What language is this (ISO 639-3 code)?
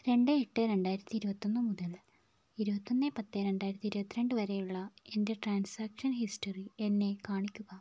mal